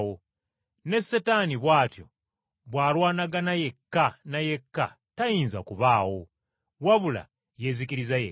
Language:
Ganda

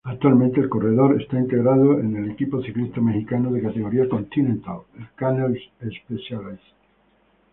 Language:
Spanish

